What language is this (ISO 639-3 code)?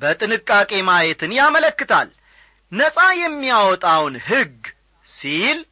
amh